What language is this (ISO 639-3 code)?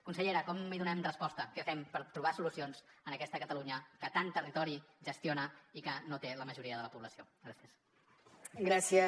cat